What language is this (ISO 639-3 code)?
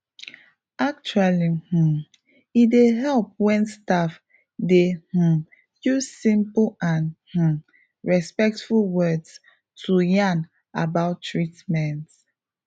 pcm